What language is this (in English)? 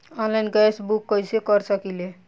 Bhojpuri